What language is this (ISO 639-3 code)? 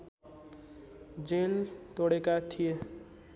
nep